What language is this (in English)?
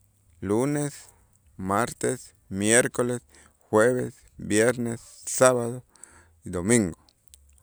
Itzá